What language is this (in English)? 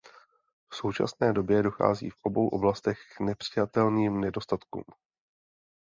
Czech